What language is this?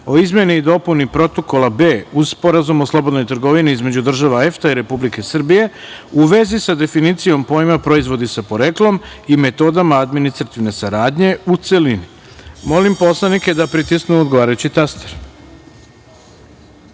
Serbian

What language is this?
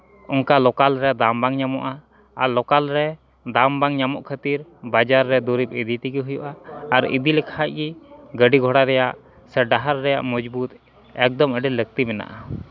Santali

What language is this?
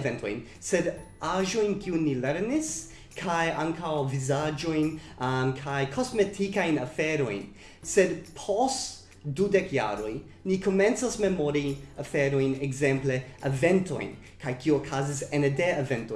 Italian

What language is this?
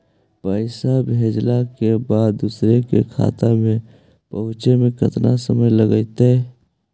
Magahi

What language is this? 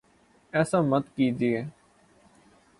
Urdu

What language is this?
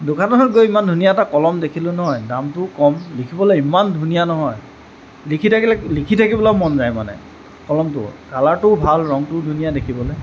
Assamese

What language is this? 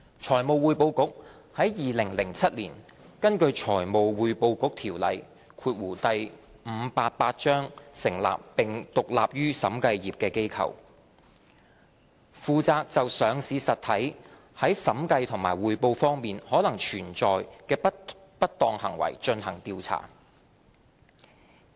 Cantonese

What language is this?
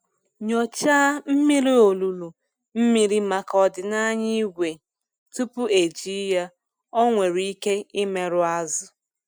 Igbo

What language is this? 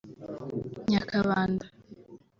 Kinyarwanda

